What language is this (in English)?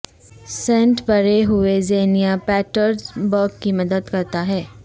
Urdu